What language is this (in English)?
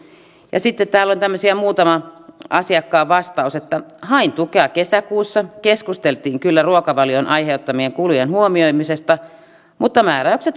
Finnish